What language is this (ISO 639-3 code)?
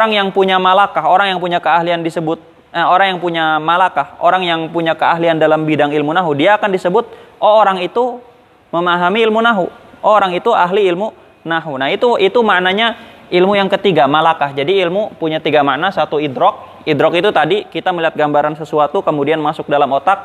ind